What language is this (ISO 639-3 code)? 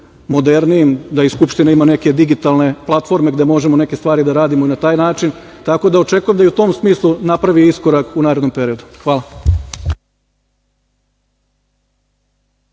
srp